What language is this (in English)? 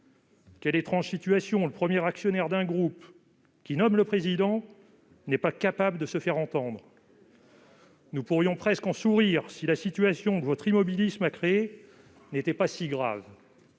French